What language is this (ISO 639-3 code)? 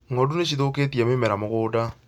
kik